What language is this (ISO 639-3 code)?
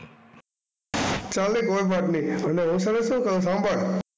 guj